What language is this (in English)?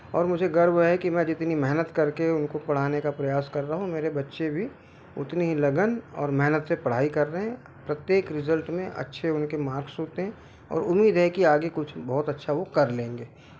Hindi